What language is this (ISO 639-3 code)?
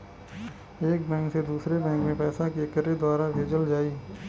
bho